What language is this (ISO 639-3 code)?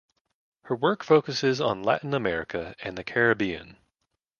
eng